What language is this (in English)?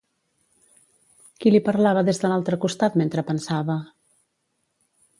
Catalan